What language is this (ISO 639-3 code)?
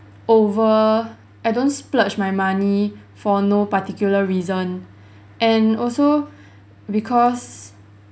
eng